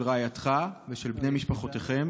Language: Hebrew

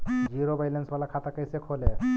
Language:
Magahi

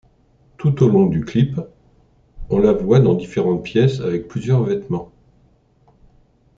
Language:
French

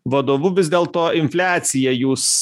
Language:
Lithuanian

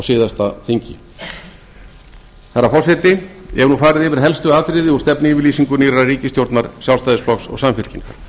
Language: Icelandic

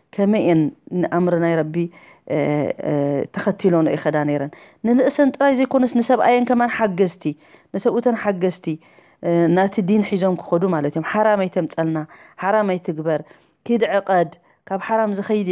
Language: Arabic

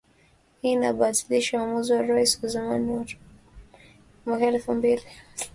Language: Swahili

